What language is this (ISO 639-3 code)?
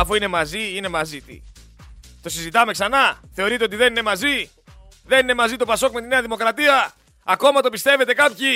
ell